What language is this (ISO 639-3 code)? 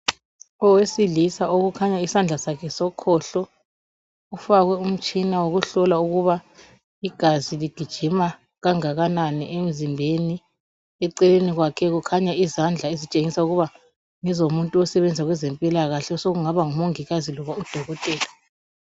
nde